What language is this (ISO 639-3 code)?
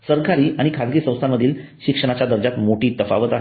mar